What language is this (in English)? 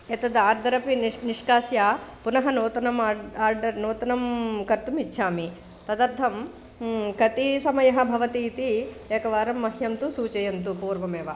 Sanskrit